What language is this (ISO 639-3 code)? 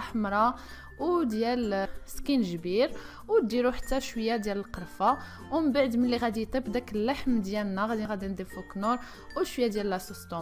ara